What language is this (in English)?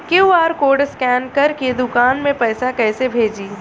Bhojpuri